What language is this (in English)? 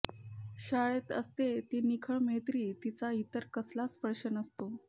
Marathi